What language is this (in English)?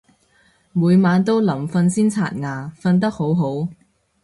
Cantonese